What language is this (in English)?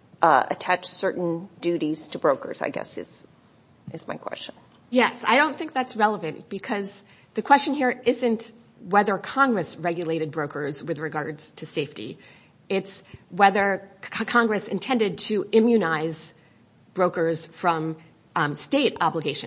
English